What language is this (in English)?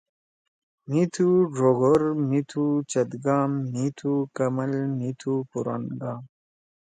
Torwali